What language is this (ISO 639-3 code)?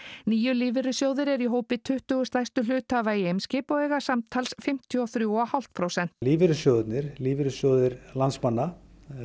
isl